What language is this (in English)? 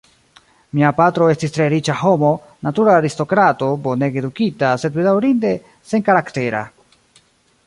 Esperanto